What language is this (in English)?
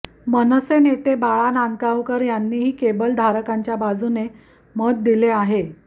Marathi